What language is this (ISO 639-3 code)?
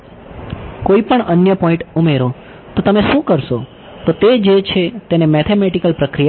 guj